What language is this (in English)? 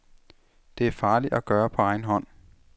Danish